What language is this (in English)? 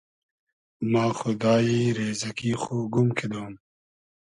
Hazaragi